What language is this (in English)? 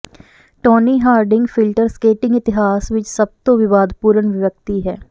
Punjabi